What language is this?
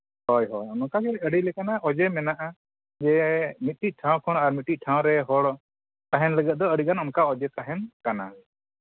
Santali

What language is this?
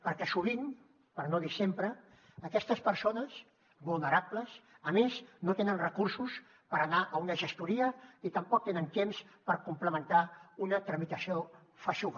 Catalan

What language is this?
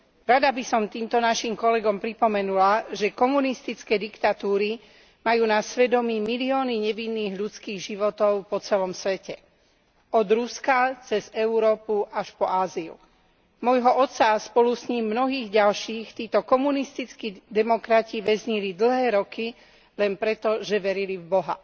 Slovak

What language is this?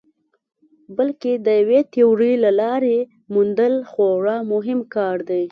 Pashto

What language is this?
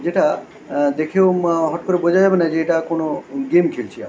Bangla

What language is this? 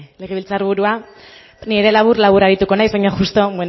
Basque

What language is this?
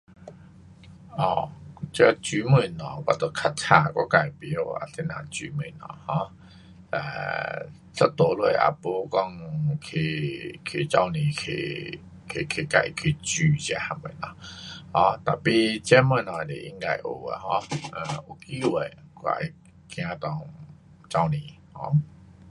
Pu-Xian Chinese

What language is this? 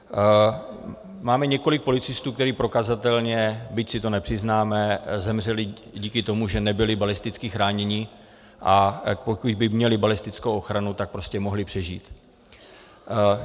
Czech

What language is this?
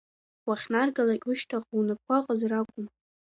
Abkhazian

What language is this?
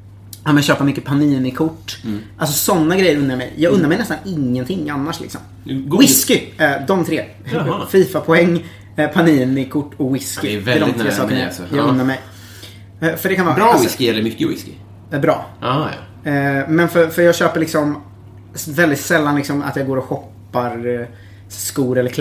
Swedish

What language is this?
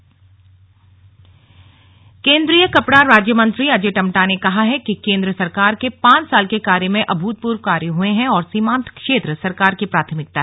Hindi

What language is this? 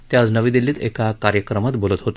Marathi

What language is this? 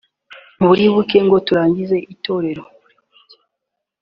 Kinyarwanda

